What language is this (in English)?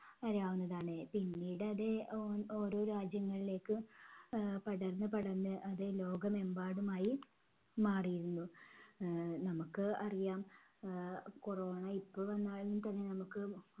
Malayalam